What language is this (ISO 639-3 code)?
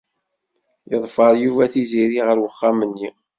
kab